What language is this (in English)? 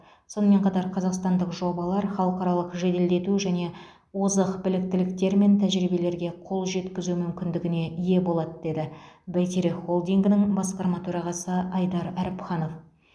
Kazakh